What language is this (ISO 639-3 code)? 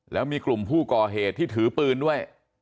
tha